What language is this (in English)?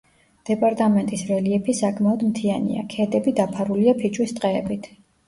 Georgian